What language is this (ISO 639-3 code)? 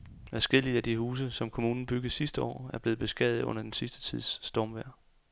dan